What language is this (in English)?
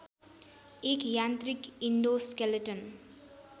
Nepali